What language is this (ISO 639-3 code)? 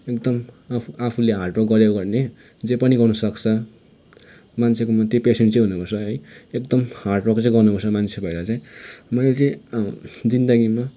nep